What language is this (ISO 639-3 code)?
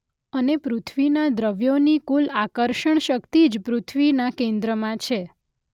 guj